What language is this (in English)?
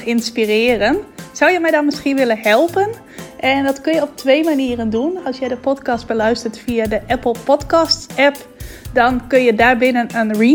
Dutch